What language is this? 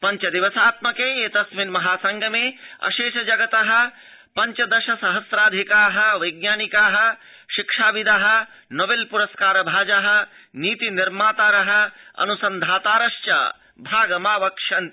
Sanskrit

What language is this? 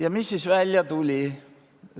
Estonian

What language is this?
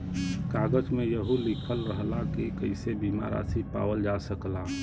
Bhojpuri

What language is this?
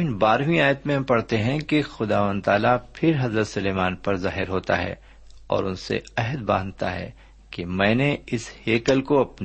Urdu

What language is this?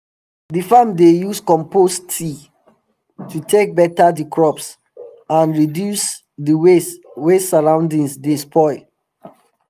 Nigerian Pidgin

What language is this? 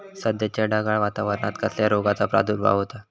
Marathi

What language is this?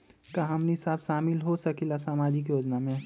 Magahi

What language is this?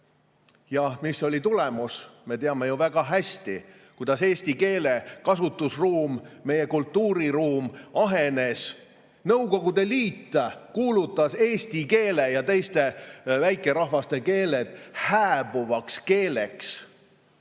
Estonian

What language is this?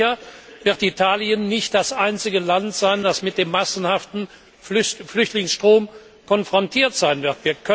German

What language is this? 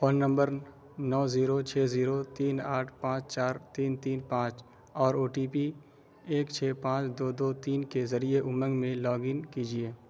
Urdu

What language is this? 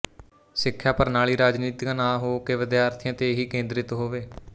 Punjabi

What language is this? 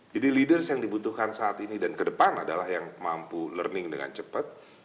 Indonesian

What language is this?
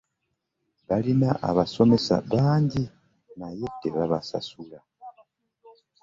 Ganda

